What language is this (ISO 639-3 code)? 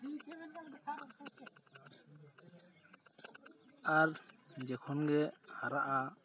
sat